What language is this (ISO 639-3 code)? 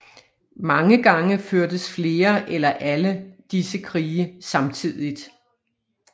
dan